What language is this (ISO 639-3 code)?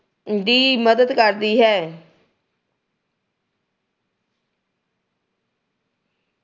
pan